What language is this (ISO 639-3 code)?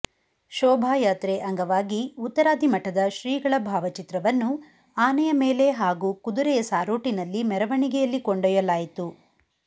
kan